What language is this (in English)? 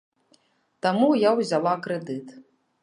Belarusian